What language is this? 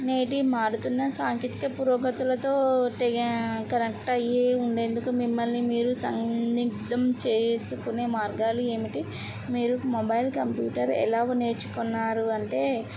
Telugu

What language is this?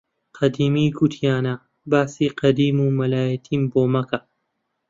Central Kurdish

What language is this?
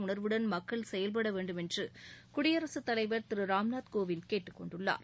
Tamil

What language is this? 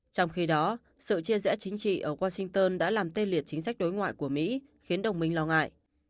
Vietnamese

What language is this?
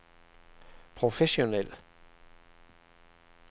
Danish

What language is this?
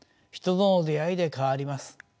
Japanese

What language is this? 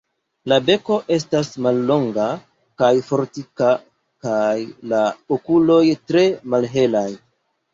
Esperanto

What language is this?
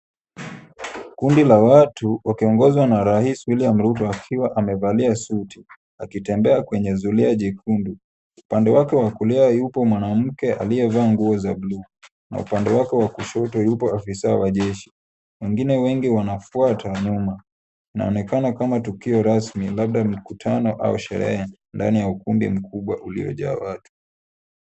Swahili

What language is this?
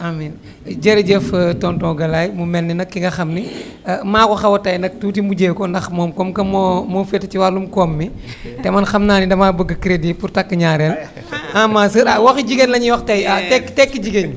Wolof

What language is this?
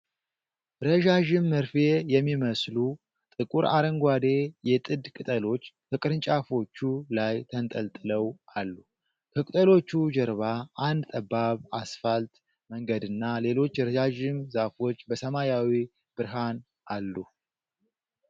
Amharic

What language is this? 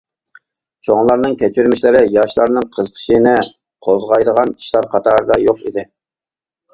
Uyghur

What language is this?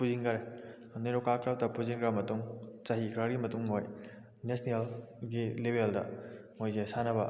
Manipuri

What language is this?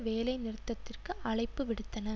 Tamil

